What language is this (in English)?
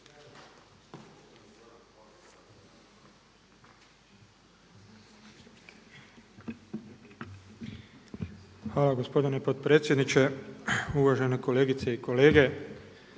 Croatian